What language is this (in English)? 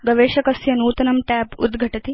Sanskrit